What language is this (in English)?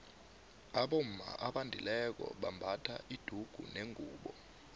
South Ndebele